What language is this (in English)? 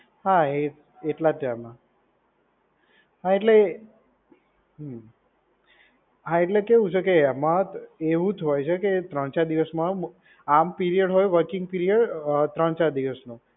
Gujarati